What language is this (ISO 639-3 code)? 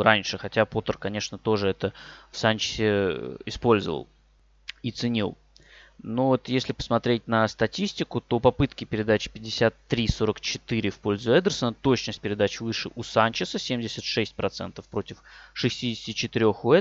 rus